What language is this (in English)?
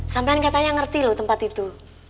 Indonesian